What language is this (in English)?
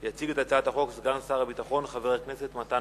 Hebrew